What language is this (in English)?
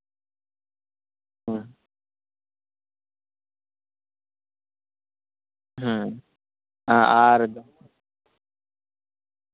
Santali